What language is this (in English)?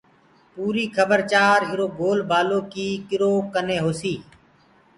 Gurgula